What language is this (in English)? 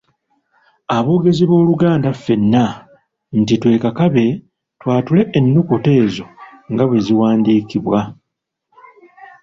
Ganda